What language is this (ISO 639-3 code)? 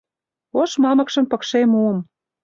chm